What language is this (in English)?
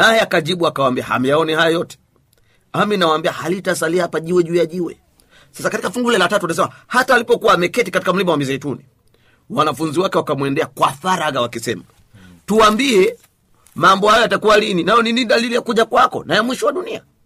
Swahili